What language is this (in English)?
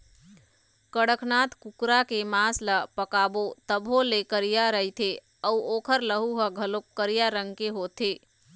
Chhattisgarhi